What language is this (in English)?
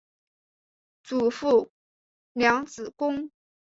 Chinese